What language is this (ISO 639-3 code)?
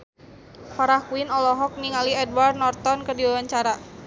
sun